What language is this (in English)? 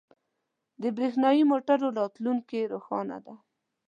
Pashto